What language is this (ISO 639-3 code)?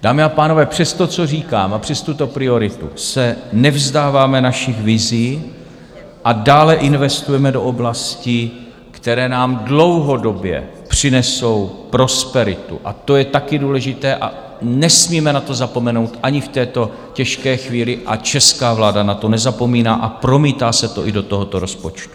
ces